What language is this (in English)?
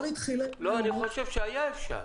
Hebrew